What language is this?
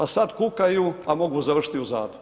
Croatian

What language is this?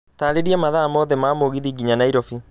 Kikuyu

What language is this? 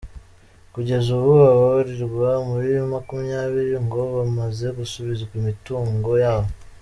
Kinyarwanda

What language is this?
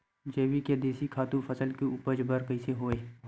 Chhattisgarhi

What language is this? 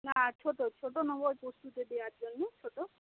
Bangla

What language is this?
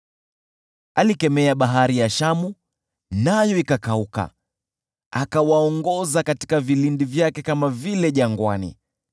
Swahili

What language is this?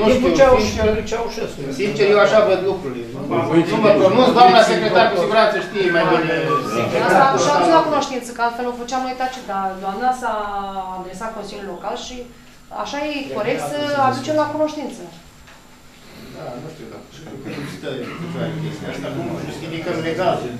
Romanian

